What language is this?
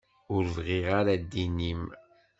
Kabyle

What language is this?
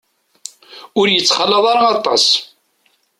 Kabyle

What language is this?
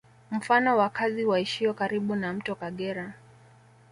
Swahili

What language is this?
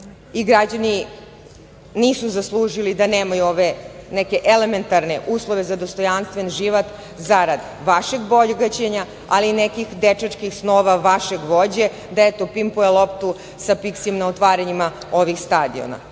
Serbian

